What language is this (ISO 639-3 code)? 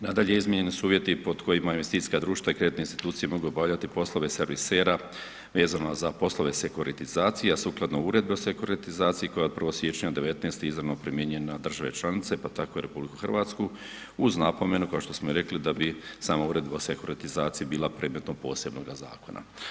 hrv